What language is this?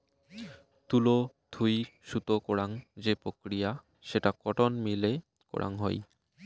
Bangla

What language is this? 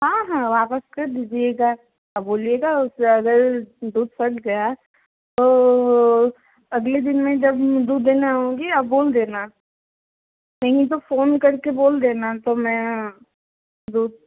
Hindi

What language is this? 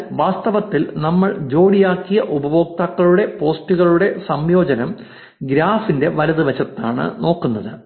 Malayalam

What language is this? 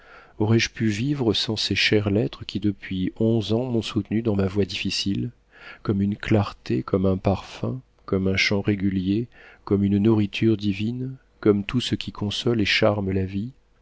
French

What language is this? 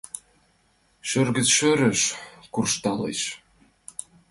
Mari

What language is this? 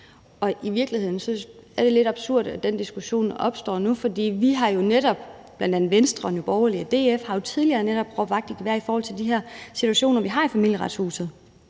Danish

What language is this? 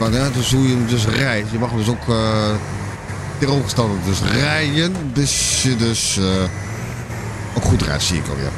Dutch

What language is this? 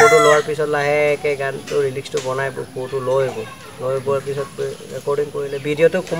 Indonesian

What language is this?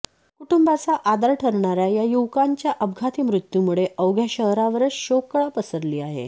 Marathi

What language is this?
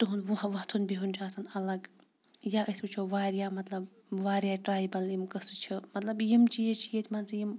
Kashmiri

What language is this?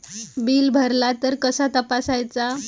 Marathi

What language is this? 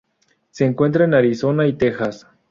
Spanish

